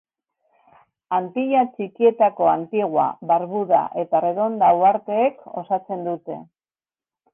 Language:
Basque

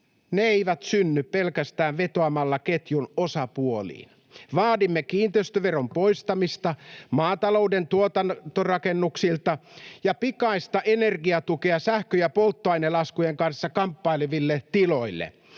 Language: Finnish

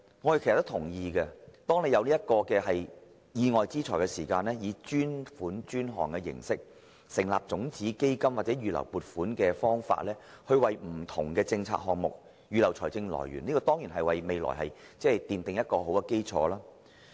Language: Cantonese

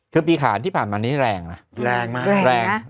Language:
Thai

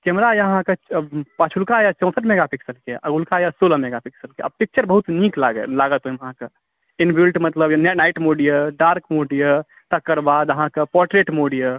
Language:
Maithili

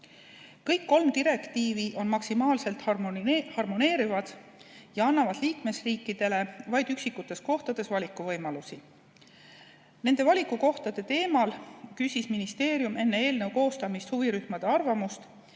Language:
Estonian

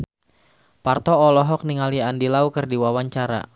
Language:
Sundanese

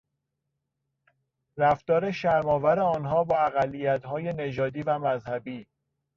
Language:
Persian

